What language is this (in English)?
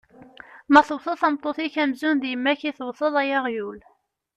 Kabyle